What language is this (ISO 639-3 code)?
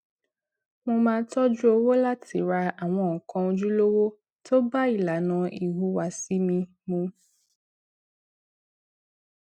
yor